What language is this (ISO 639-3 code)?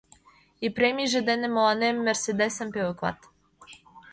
chm